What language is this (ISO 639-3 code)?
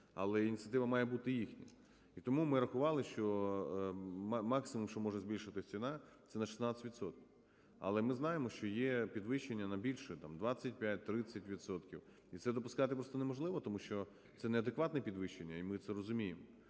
ukr